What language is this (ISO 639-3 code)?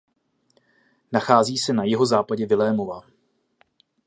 ces